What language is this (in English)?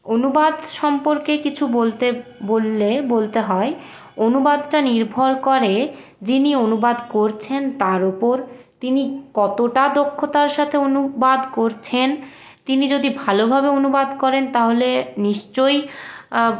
Bangla